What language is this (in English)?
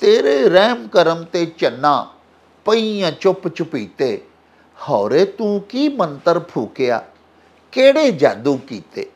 Punjabi